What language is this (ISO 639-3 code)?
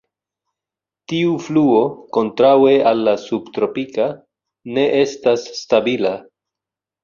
epo